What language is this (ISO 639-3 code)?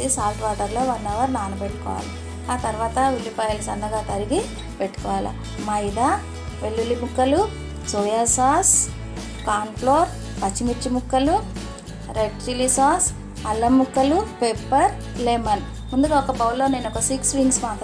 tel